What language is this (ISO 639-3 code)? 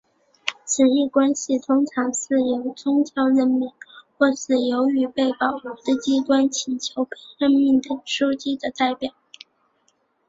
zho